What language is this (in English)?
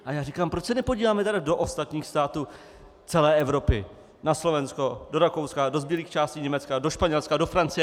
Czech